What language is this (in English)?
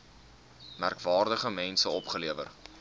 Afrikaans